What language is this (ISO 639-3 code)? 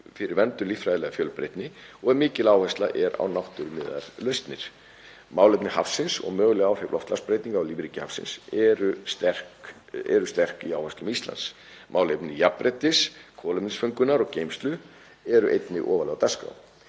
isl